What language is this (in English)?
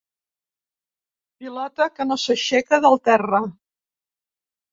Catalan